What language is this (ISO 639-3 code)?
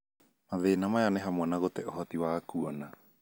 kik